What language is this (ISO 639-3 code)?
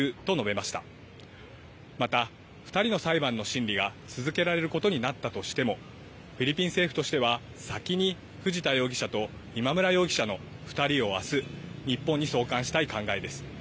jpn